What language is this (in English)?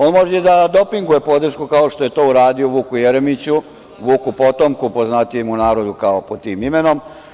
Serbian